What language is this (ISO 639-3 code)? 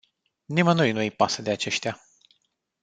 ron